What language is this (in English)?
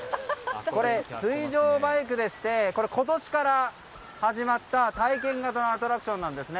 Japanese